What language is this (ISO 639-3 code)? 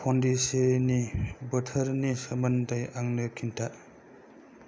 brx